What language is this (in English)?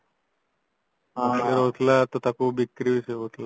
Odia